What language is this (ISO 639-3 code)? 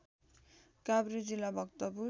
nep